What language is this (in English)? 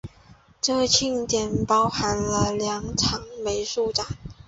Chinese